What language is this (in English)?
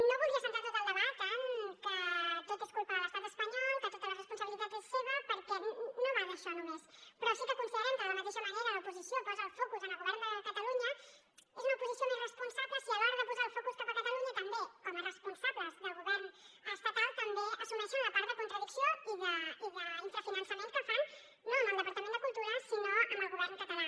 Catalan